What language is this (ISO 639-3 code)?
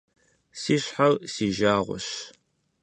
kbd